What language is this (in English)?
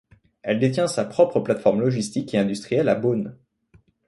French